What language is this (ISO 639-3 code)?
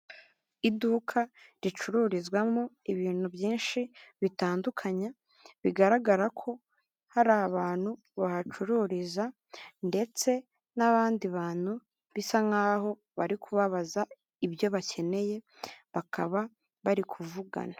kin